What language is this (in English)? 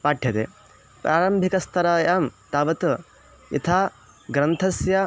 Sanskrit